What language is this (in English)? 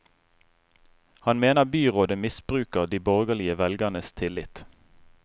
Norwegian